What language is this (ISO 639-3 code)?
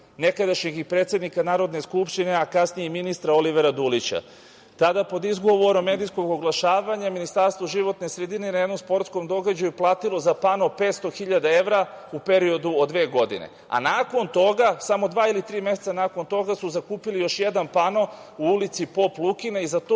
srp